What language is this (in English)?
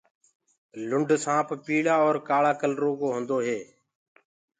Gurgula